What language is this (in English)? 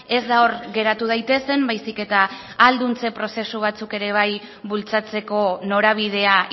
Basque